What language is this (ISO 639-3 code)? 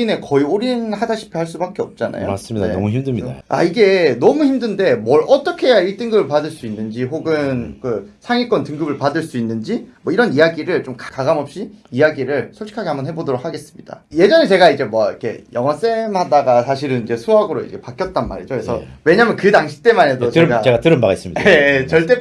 kor